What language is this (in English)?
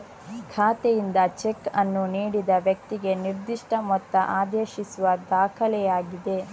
Kannada